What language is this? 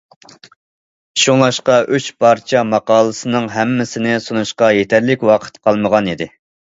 Uyghur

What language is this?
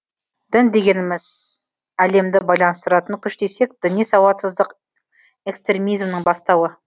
Kazakh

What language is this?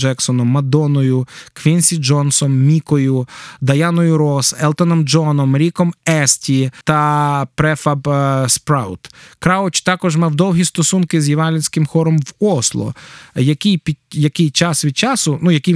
Ukrainian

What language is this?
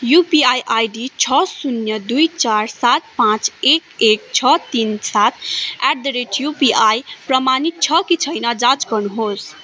Nepali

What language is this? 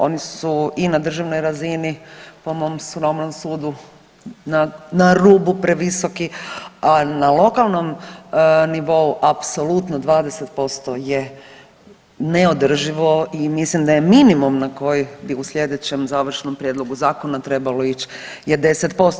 Croatian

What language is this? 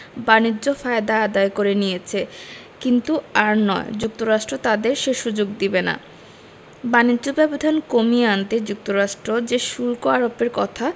Bangla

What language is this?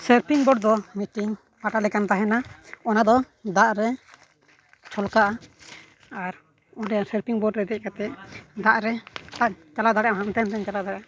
Santali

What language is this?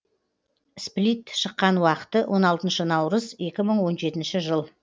Kazakh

